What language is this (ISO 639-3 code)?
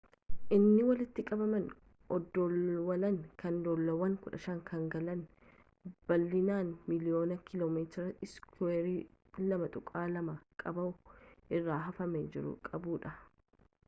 orm